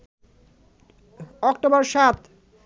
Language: Bangla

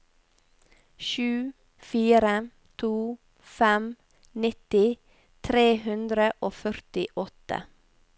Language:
Norwegian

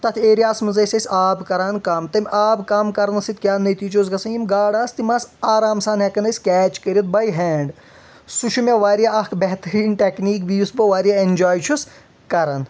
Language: Kashmiri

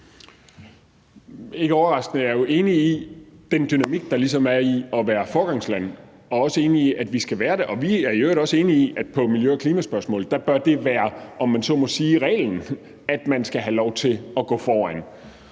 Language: Danish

